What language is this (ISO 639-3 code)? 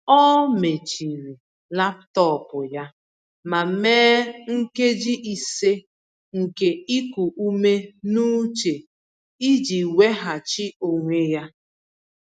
ibo